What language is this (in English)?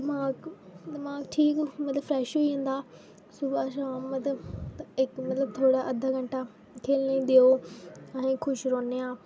Dogri